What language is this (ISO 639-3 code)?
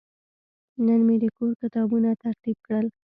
pus